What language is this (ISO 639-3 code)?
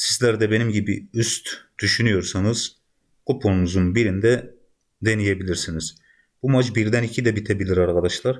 tur